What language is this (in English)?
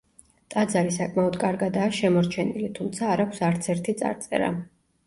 Georgian